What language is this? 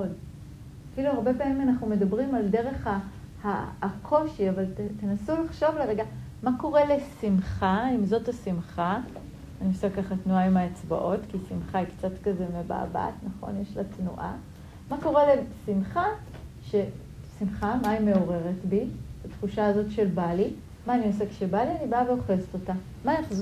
Hebrew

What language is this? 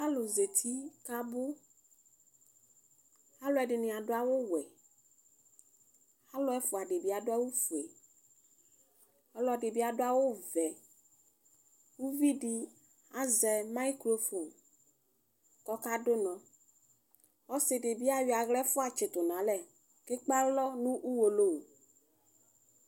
Ikposo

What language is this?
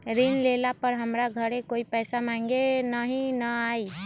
Magahi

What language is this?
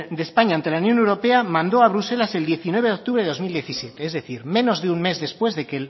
Spanish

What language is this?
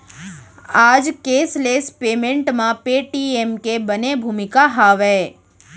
Chhattisgarhi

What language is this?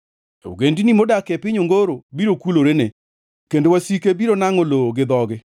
Luo (Kenya and Tanzania)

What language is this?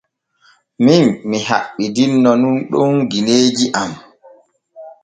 Borgu Fulfulde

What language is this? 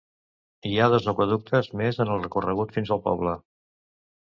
Catalan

